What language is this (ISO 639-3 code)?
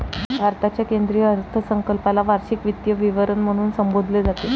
mar